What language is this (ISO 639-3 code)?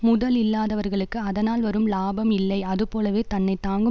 tam